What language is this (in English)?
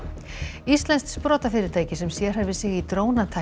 Icelandic